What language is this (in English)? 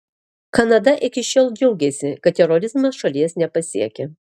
Lithuanian